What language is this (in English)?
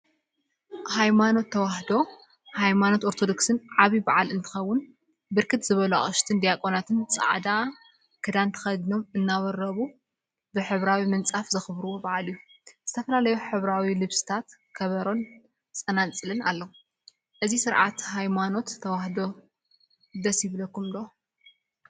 Tigrinya